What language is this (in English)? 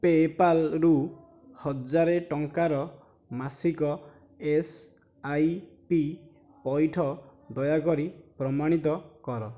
Odia